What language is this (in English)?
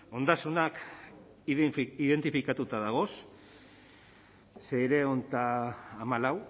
Basque